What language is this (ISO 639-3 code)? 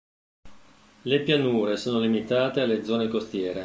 ita